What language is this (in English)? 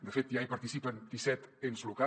Catalan